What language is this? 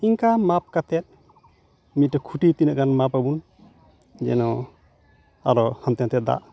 Santali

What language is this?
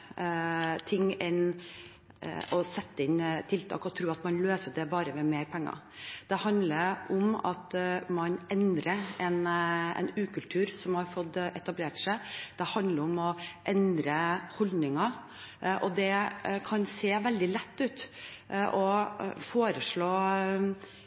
Norwegian Bokmål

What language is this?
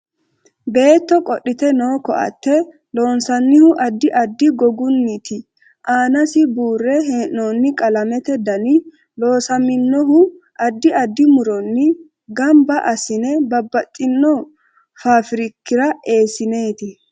Sidamo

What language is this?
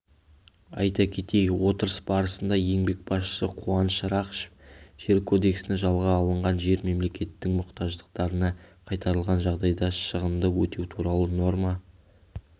Kazakh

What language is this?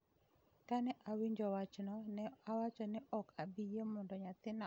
Luo (Kenya and Tanzania)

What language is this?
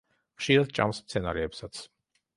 Georgian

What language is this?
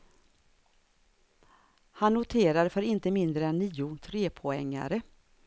Swedish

